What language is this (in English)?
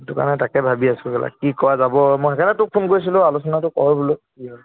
Assamese